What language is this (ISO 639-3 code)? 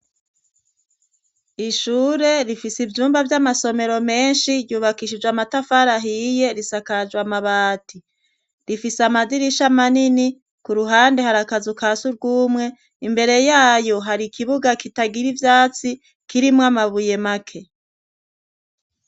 run